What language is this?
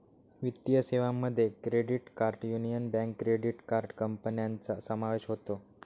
Marathi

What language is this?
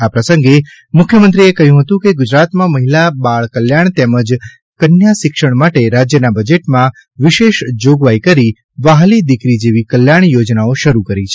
Gujarati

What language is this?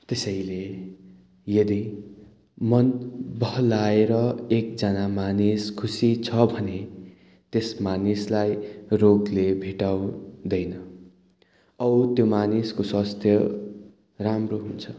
Nepali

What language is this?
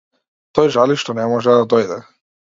Macedonian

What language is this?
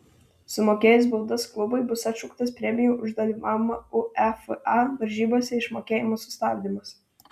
Lithuanian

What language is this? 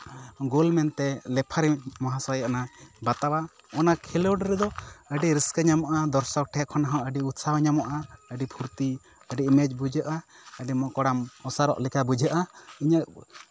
Santali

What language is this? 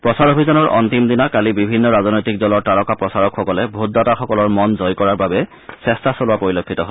Assamese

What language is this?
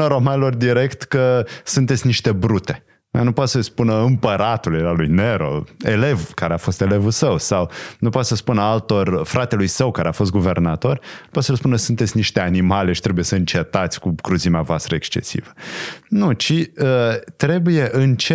Romanian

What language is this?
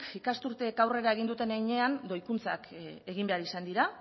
Basque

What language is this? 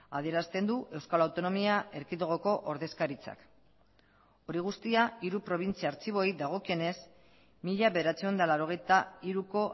Basque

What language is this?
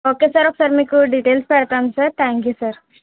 Telugu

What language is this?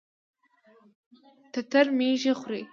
Pashto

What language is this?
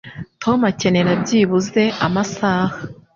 Kinyarwanda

